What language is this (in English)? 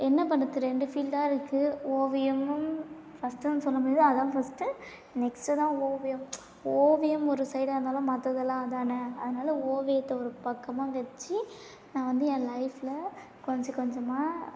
Tamil